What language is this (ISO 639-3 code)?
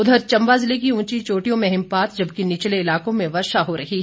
hin